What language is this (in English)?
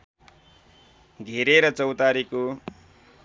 Nepali